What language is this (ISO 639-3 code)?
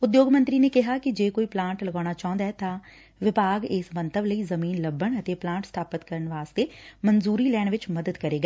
pan